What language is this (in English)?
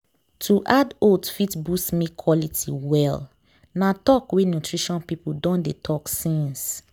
Nigerian Pidgin